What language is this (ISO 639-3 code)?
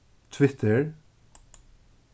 fao